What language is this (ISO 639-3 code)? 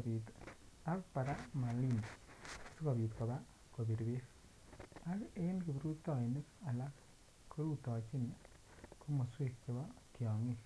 kln